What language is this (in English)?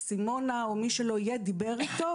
Hebrew